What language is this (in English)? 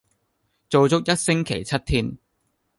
Cantonese